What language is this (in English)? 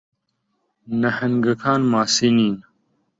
Central Kurdish